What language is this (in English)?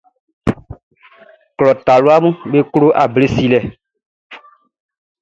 Baoulé